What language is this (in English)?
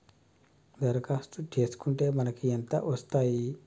Telugu